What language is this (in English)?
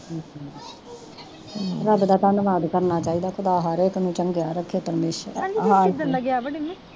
Punjabi